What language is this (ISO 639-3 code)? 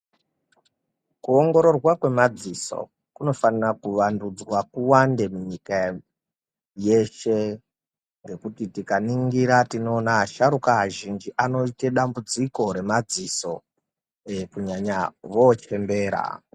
ndc